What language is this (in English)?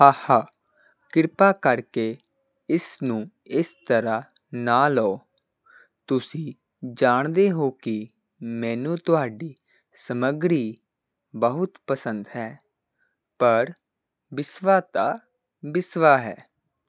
Punjabi